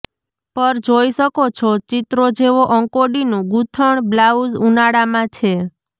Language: Gujarati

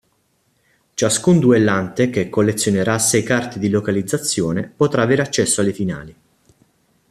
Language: Italian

